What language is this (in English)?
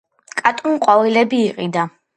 Georgian